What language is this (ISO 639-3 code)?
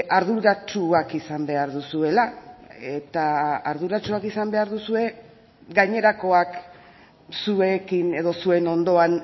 eus